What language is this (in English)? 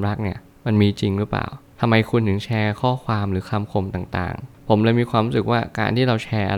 Thai